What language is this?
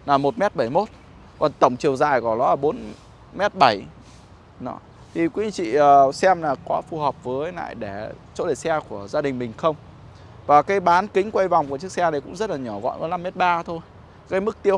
Vietnamese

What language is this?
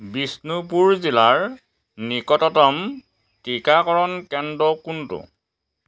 Assamese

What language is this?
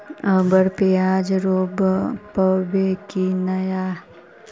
Magahi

